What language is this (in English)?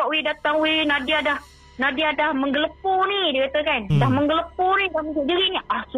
Malay